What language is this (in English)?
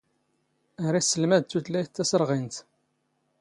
Standard Moroccan Tamazight